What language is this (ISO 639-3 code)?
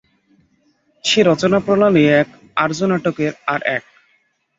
ben